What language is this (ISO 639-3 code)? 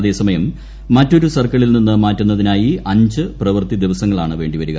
mal